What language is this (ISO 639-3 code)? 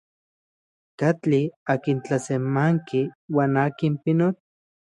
ncx